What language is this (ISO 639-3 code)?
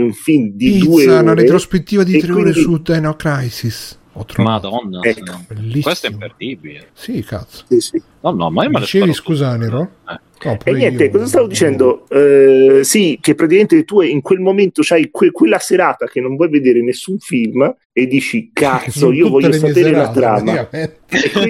ita